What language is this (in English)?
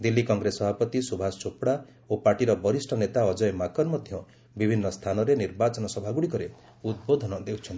Odia